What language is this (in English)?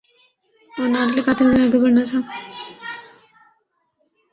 Urdu